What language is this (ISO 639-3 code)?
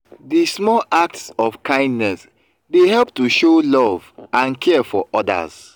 pcm